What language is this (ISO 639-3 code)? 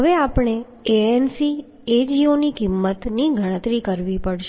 guj